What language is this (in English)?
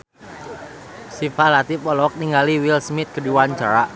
Sundanese